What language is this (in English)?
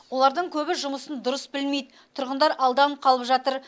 Kazakh